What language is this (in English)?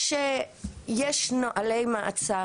Hebrew